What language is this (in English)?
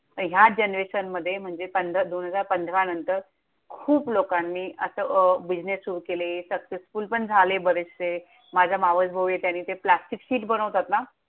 Marathi